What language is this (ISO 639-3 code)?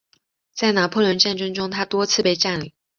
zho